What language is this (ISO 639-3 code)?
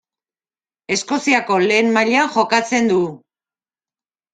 eus